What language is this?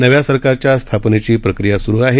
Marathi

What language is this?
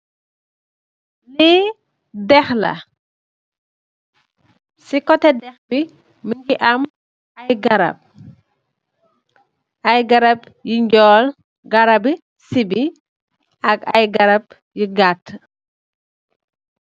Wolof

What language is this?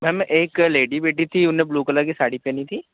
Hindi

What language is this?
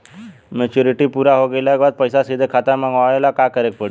Bhojpuri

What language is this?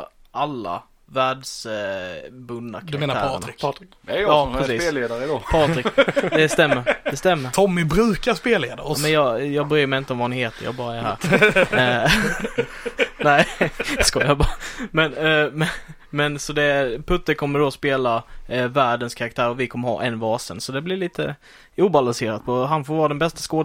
Swedish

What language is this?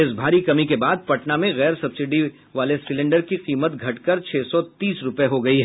Hindi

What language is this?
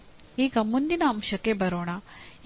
Kannada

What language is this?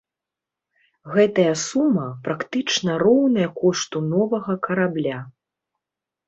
Belarusian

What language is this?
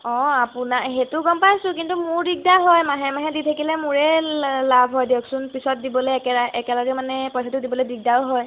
Assamese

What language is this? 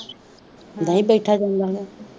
Punjabi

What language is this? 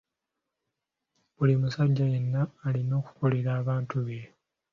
Ganda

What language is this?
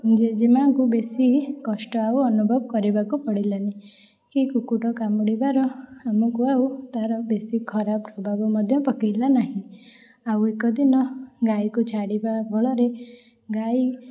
Odia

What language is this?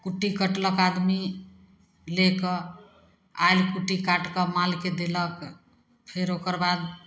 Maithili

